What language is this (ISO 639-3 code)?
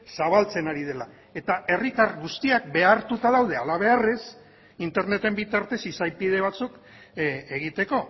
eus